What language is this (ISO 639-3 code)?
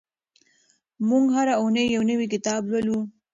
pus